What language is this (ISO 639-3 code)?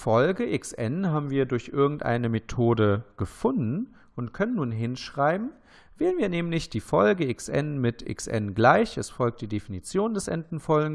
deu